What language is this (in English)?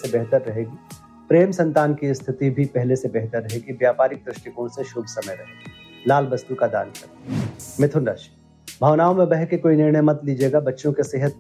Hindi